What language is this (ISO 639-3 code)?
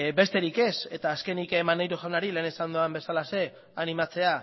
eus